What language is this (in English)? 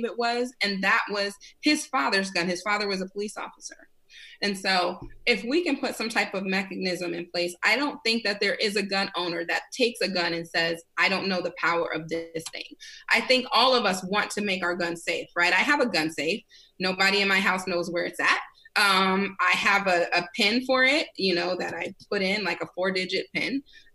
English